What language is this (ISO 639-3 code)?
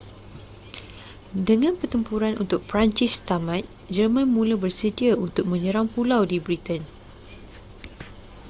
msa